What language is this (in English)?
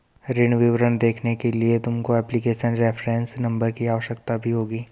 Hindi